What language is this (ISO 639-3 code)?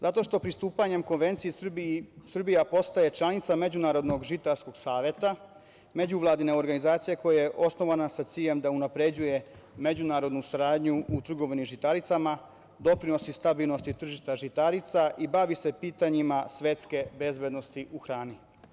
srp